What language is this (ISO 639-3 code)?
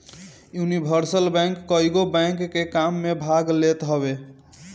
bho